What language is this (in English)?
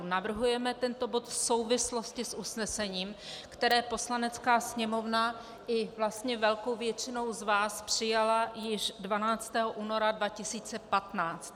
Czech